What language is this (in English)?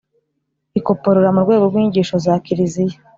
Kinyarwanda